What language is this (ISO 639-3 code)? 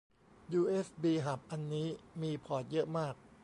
tha